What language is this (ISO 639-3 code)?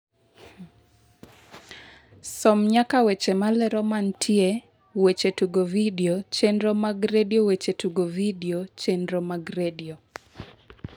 luo